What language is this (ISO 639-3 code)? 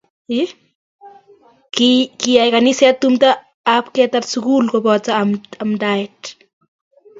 kln